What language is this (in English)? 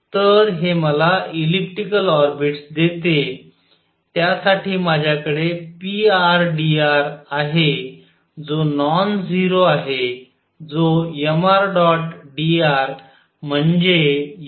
Marathi